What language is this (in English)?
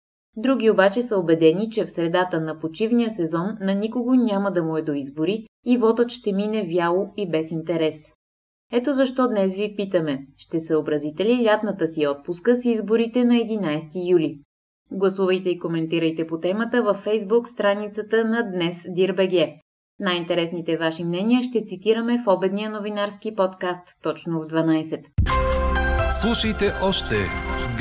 Bulgarian